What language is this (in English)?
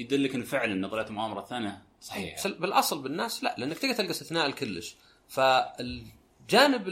Arabic